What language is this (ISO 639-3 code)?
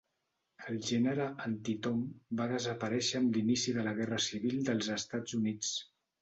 cat